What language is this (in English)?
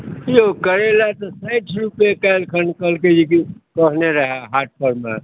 Maithili